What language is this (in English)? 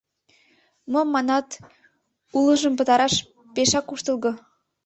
Mari